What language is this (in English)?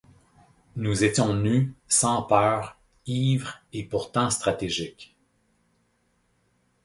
French